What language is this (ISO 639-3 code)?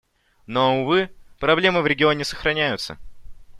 rus